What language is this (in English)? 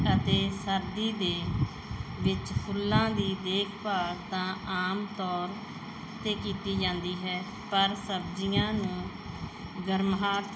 Punjabi